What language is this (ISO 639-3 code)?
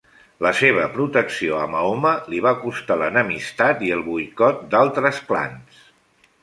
cat